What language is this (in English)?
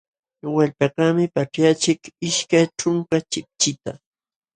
Jauja Wanca Quechua